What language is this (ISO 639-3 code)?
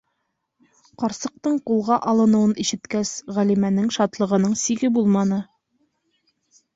bak